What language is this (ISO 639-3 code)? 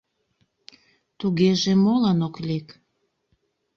chm